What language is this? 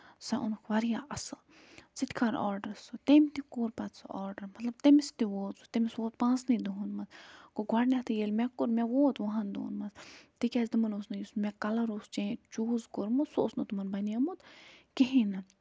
Kashmiri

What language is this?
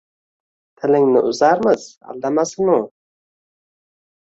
Uzbek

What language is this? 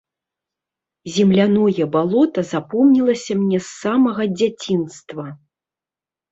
Belarusian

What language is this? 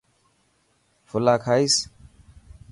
Dhatki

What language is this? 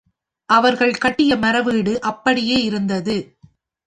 Tamil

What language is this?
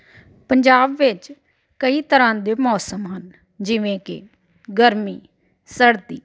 Punjabi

